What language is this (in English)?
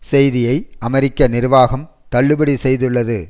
Tamil